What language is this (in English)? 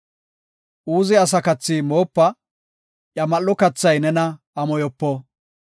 Gofa